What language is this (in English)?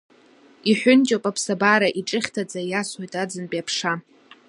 Abkhazian